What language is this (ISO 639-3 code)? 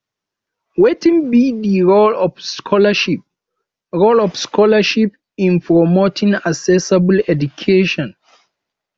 pcm